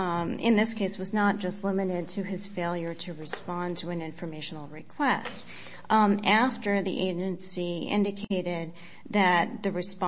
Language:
English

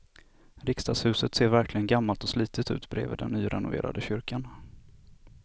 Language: Swedish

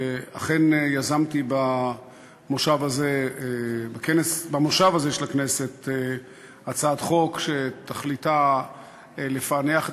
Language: Hebrew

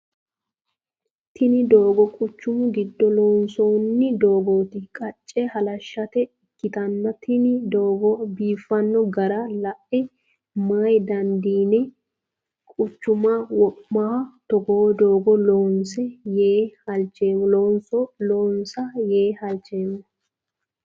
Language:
Sidamo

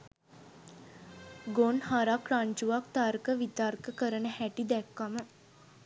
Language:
Sinhala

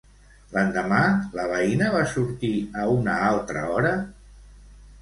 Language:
Catalan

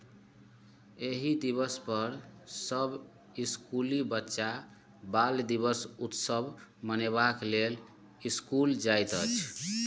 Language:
Maithili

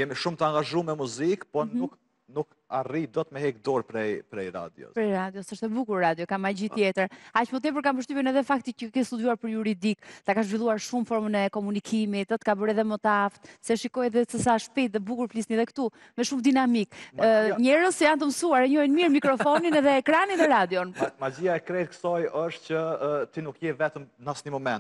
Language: Romanian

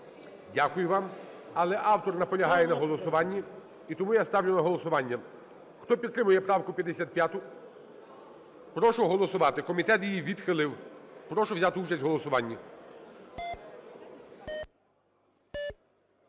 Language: Ukrainian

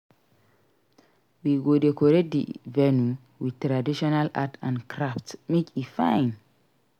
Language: Nigerian Pidgin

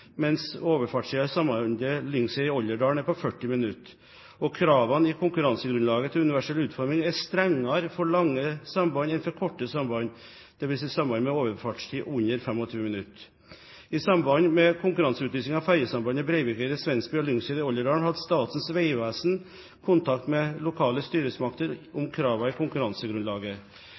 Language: Norwegian Bokmål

